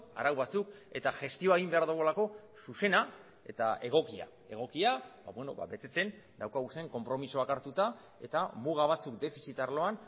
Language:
Basque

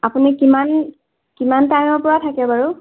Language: Assamese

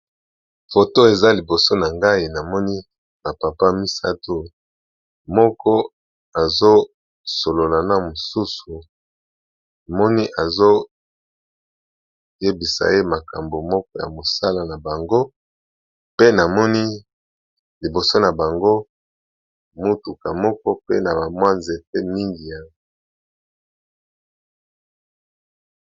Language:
Lingala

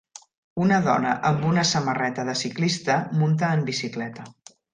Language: Catalan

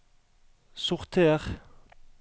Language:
Norwegian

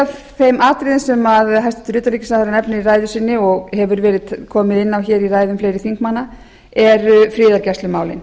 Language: Icelandic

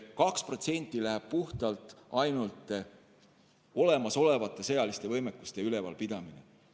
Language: Estonian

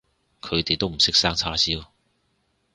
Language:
Cantonese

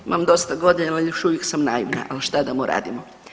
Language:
Croatian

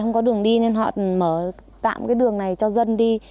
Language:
Vietnamese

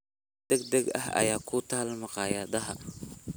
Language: Somali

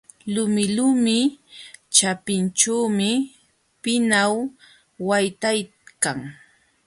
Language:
Jauja Wanca Quechua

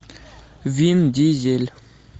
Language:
Russian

